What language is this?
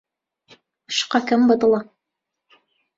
Central Kurdish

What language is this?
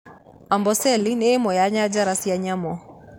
Kikuyu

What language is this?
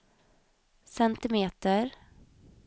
Swedish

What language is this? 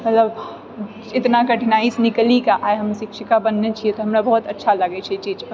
Maithili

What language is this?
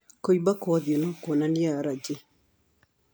Kikuyu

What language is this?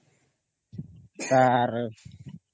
Odia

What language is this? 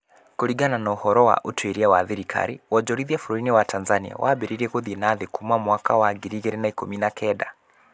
Kikuyu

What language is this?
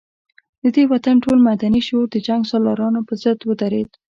Pashto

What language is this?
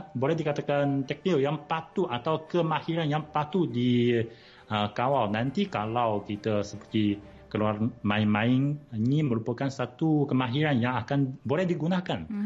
Malay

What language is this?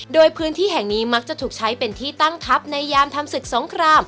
Thai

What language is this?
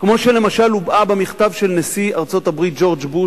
Hebrew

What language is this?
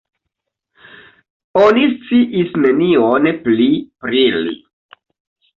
Esperanto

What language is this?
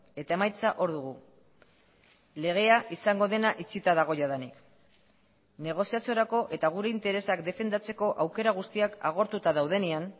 Basque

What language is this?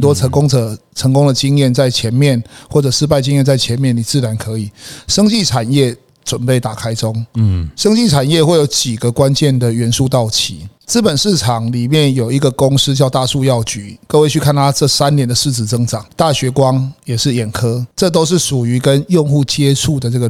Chinese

